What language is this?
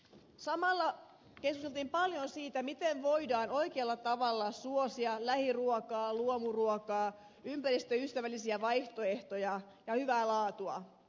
Finnish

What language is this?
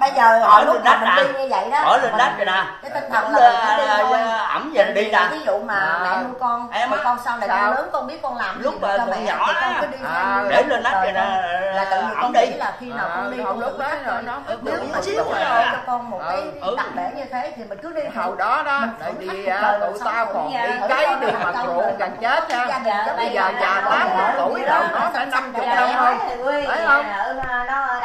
Vietnamese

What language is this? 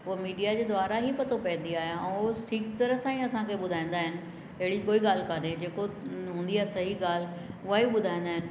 Sindhi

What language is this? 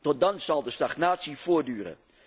Dutch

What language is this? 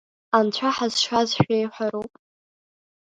Abkhazian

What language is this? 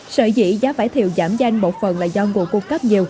Vietnamese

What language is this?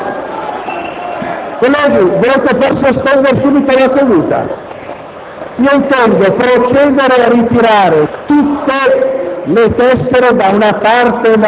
Italian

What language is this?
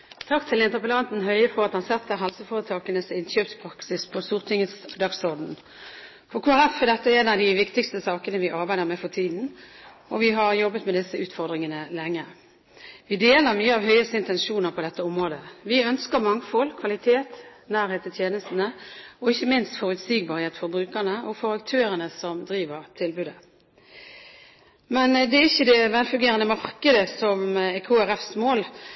Norwegian Bokmål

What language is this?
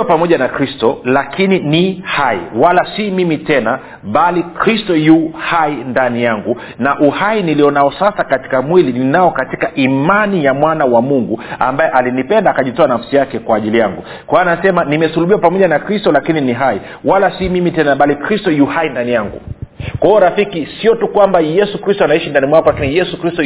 Swahili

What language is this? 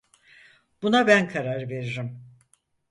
Turkish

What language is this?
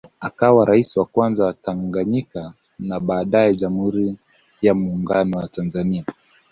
Swahili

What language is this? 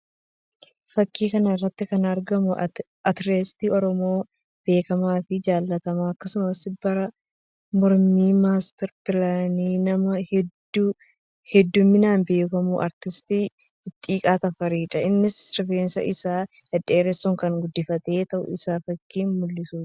Oromo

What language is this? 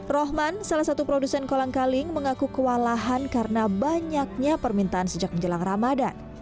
Indonesian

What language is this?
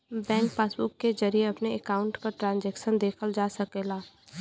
Bhojpuri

